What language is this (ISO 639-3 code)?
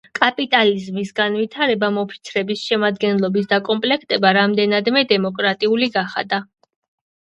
kat